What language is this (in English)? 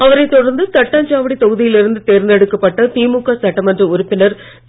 Tamil